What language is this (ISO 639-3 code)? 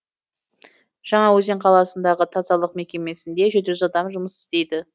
kaz